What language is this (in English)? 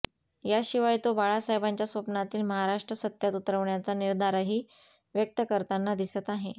Marathi